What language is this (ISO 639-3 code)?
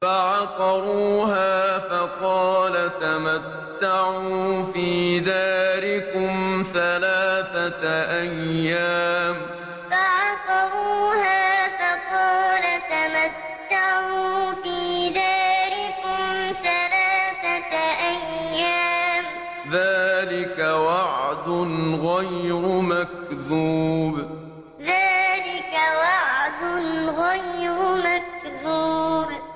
ara